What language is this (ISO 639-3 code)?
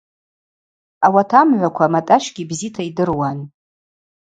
abq